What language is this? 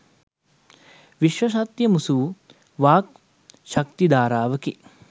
Sinhala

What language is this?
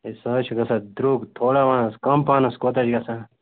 Kashmiri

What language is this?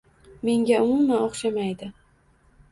Uzbek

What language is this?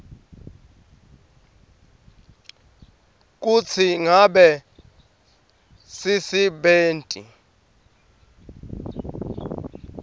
Swati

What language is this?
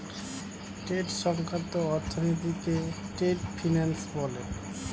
Bangla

